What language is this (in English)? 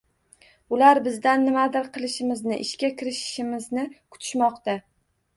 Uzbek